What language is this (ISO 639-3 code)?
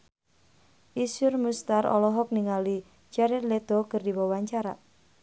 sun